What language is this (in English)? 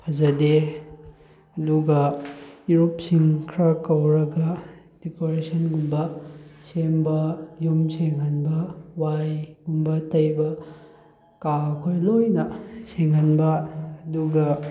Manipuri